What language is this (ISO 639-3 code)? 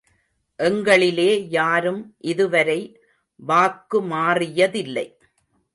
tam